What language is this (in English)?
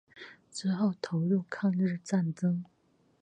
Chinese